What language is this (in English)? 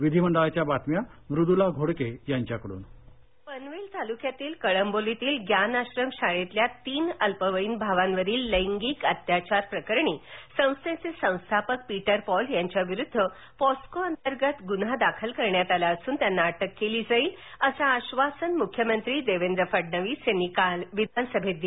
Marathi